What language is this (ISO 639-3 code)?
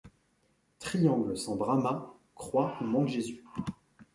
fra